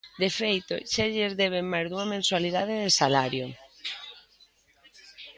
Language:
Galician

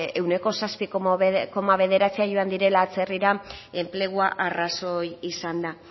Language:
Basque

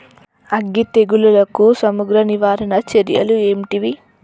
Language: Telugu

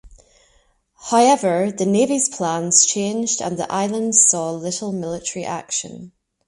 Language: English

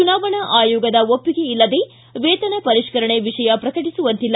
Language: Kannada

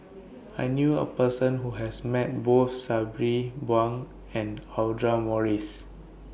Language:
English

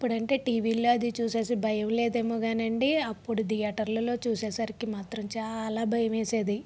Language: Telugu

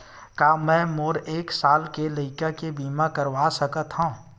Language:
Chhattisgarhi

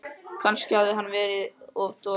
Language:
Icelandic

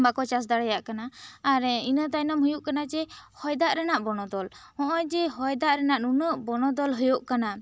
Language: Santali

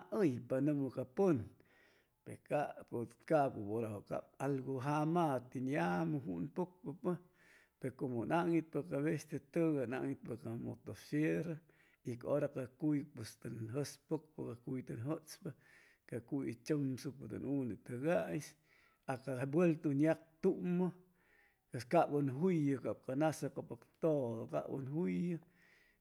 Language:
Chimalapa Zoque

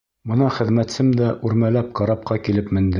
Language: Bashkir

